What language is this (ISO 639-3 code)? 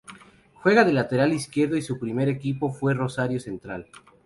spa